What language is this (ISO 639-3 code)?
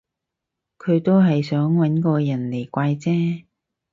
yue